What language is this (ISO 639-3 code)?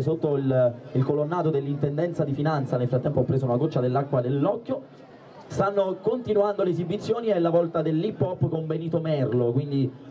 ita